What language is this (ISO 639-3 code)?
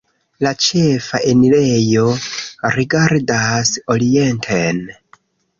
epo